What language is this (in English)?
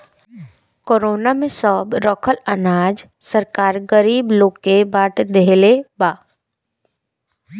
Bhojpuri